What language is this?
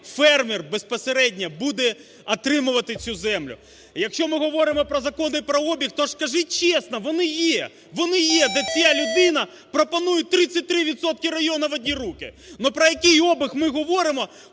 Ukrainian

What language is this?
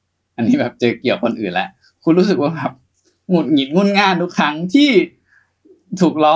Thai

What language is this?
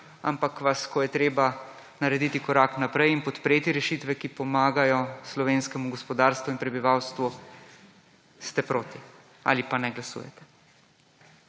Slovenian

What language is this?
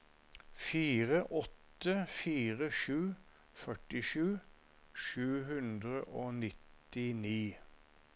Norwegian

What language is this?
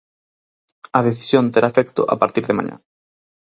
Galician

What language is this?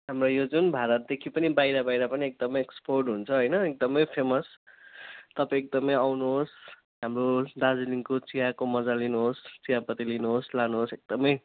Nepali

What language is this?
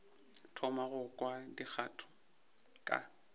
Northern Sotho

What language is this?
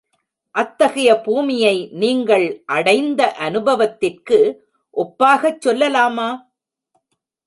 Tamil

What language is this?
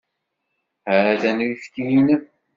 Kabyle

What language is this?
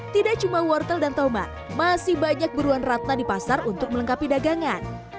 Indonesian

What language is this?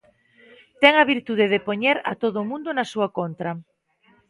Galician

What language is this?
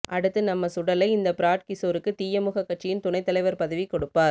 Tamil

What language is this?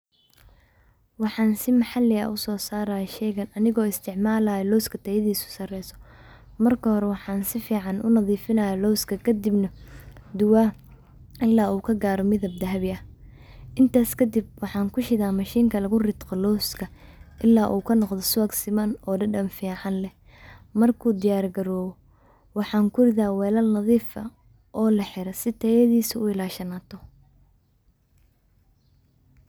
Somali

